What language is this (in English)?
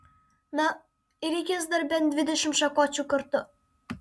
Lithuanian